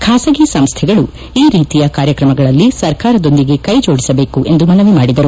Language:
Kannada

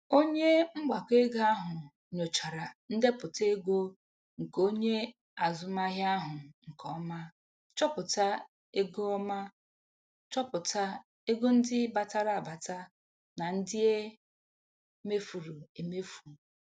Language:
Igbo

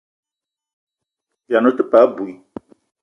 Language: Eton (Cameroon)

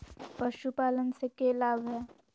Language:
Magahi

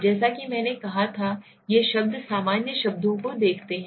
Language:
Hindi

